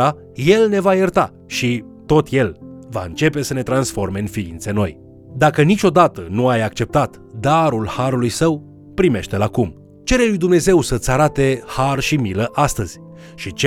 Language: Romanian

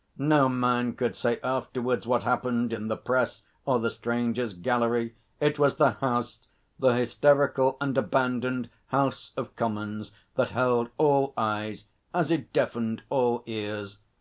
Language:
English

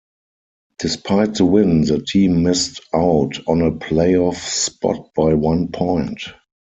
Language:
English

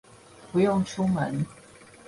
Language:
Chinese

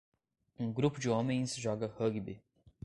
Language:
Portuguese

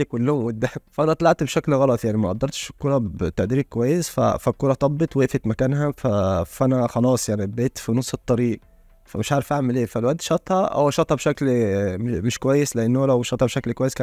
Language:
Arabic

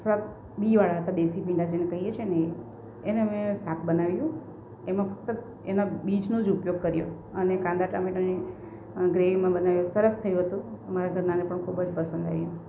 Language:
Gujarati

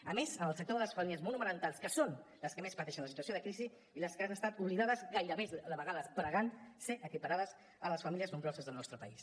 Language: Catalan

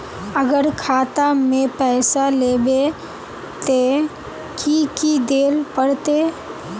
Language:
Magahi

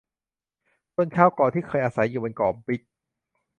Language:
Thai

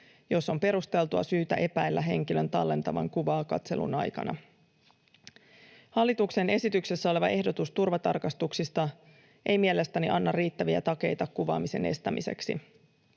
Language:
Finnish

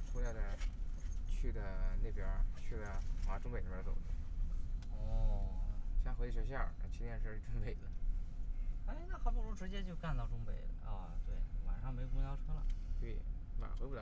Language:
Chinese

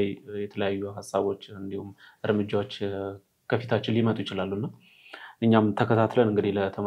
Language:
Arabic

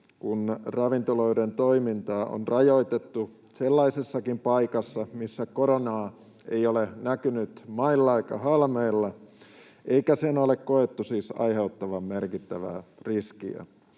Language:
Finnish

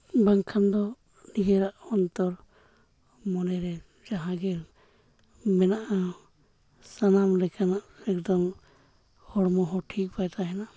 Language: Santali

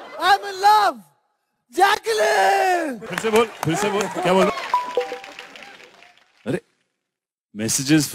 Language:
Hindi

